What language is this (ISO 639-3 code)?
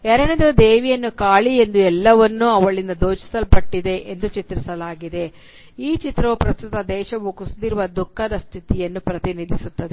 kan